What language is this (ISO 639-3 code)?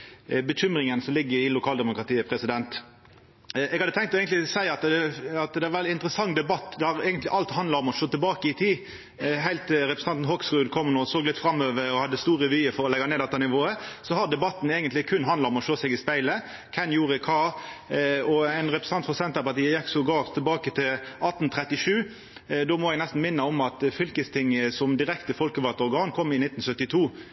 nno